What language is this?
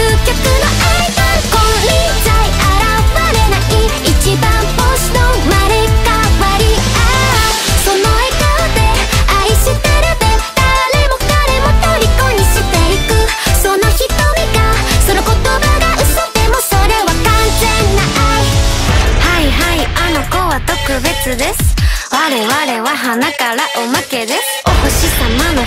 Japanese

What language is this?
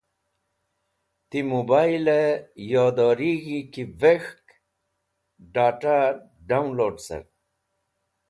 Wakhi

